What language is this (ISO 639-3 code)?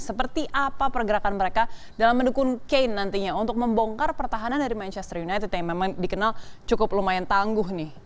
ind